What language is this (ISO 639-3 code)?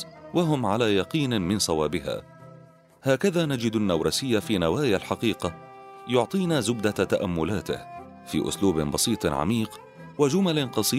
ara